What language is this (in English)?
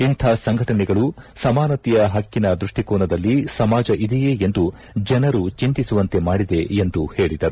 Kannada